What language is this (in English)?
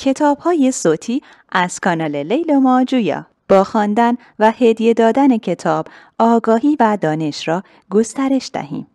Persian